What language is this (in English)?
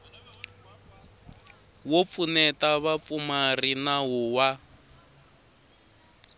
Tsonga